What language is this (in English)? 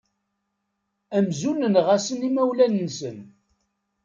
Kabyle